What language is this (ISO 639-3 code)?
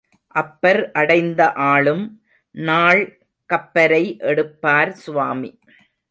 tam